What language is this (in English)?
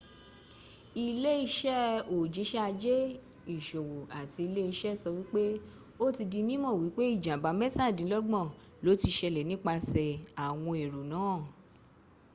Yoruba